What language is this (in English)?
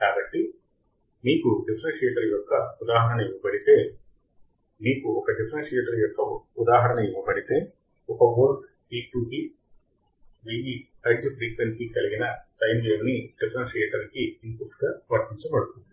Telugu